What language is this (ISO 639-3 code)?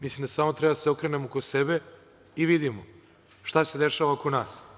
srp